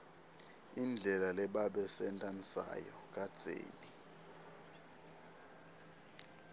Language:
Swati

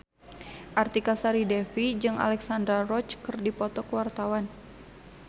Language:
Sundanese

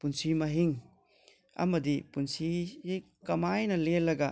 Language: Manipuri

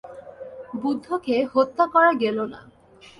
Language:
Bangla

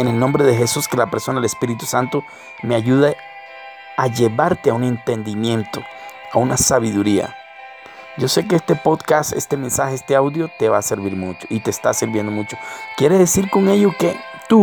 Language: Spanish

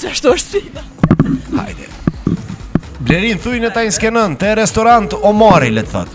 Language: Romanian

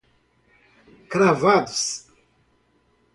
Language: Portuguese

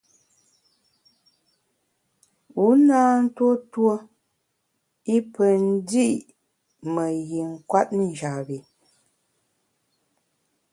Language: Bamun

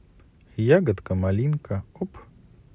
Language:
Russian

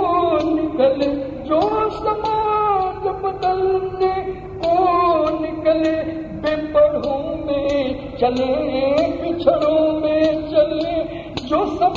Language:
Hindi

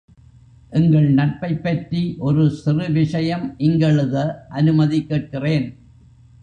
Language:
Tamil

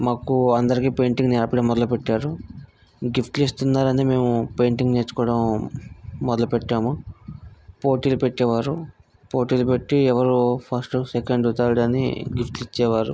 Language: Telugu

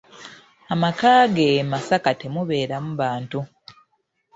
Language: Ganda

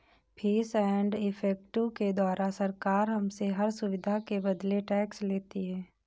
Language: Hindi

